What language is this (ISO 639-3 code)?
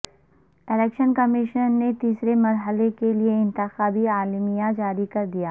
urd